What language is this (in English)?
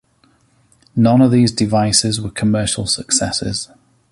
English